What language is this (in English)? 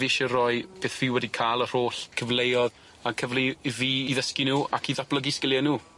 Welsh